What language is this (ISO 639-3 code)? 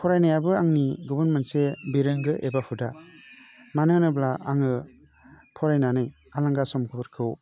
brx